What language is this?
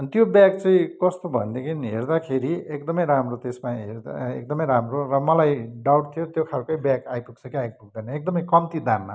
Nepali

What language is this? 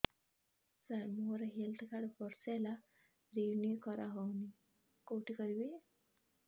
Odia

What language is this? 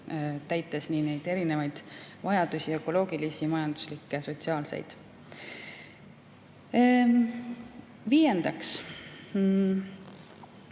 Estonian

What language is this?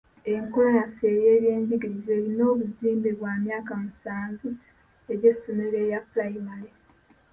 Ganda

